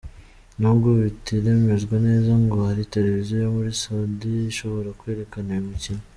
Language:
Kinyarwanda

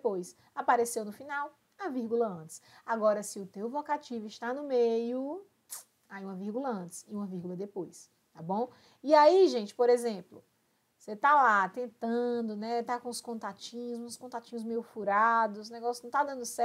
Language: Portuguese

